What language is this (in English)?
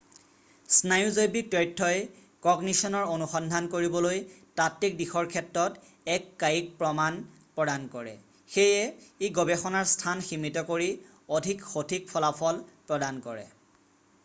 Assamese